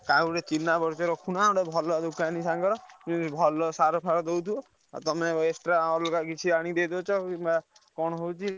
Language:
Odia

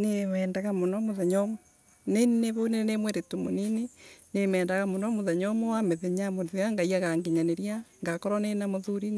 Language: Embu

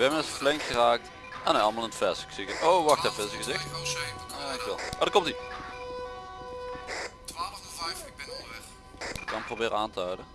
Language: Dutch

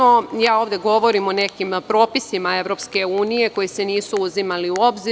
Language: Serbian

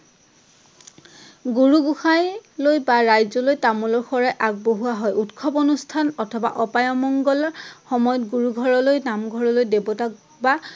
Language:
Assamese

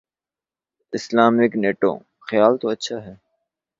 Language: Urdu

